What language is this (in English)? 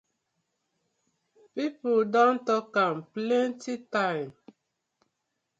Nigerian Pidgin